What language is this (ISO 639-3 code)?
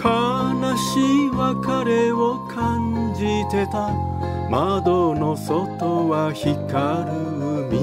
jpn